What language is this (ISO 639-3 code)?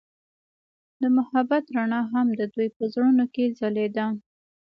pus